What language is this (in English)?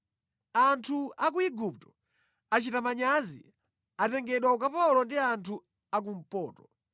Nyanja